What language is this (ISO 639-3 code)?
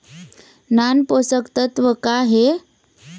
hne